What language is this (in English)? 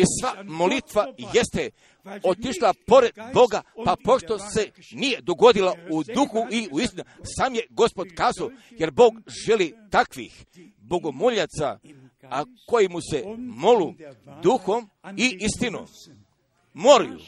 Croatian